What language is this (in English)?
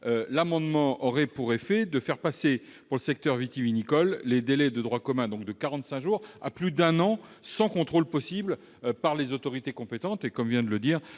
French